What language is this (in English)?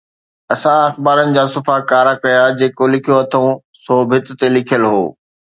Sindhi